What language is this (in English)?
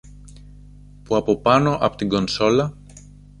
Greek